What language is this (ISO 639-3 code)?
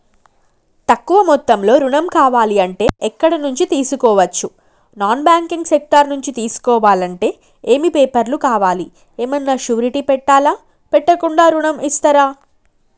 tel